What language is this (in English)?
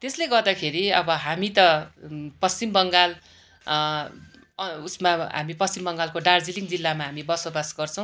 Nepali